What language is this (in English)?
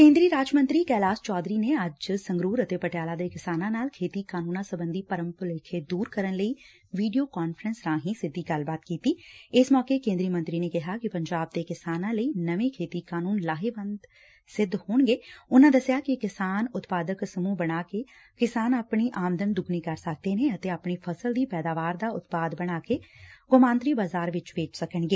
Punjabi